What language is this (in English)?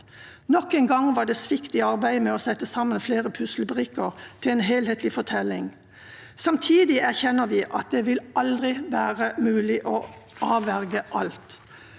Norwegian